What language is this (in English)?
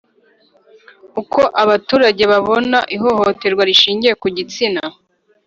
Kinyarwanda